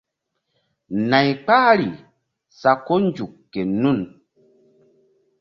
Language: Mbum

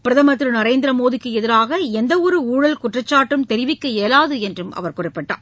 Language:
Tamil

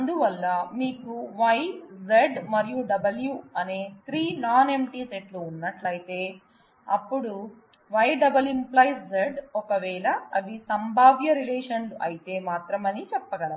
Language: Telugu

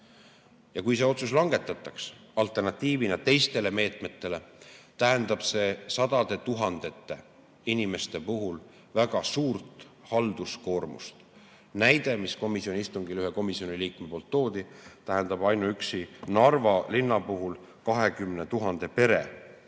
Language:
Estonian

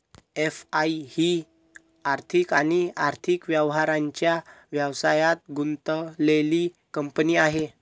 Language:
Marathi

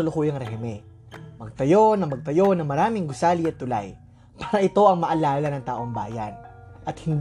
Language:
Filipino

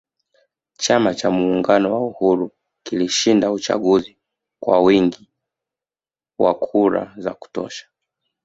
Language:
Swahili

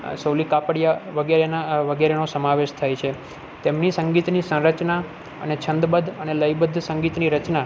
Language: Gujarati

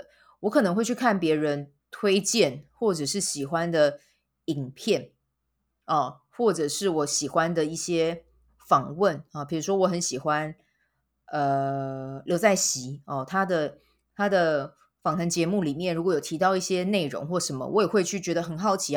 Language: Chinese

